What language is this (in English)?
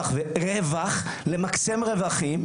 Hebrew